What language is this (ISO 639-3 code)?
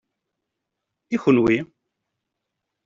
kab